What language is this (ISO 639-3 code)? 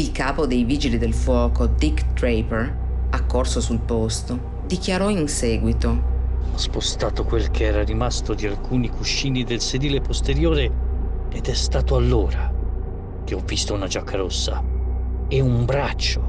ita